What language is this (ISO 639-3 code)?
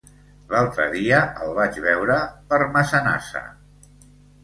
cat